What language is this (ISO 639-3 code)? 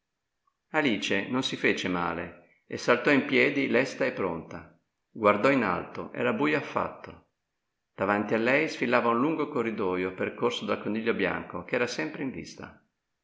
ita